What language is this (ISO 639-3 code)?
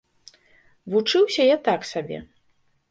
bel